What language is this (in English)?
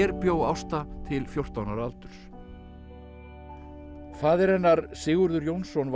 Icelandic